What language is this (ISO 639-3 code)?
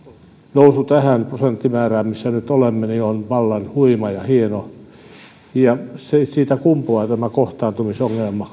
fin